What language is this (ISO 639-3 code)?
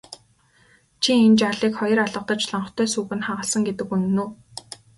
mon